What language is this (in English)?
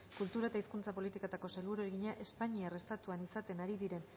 Basque